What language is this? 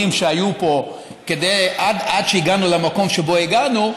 Hebrew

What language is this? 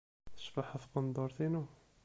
Kabyle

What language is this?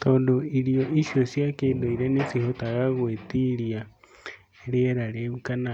Kikuyu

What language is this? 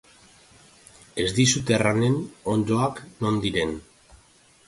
Basque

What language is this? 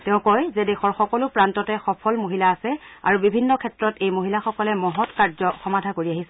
Assamese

